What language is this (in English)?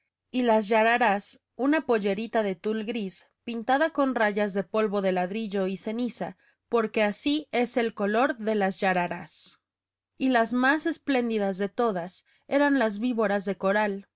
Spanish